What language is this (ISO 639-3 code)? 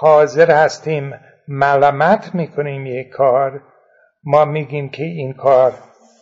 fas